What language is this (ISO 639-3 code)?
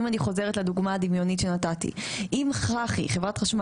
heb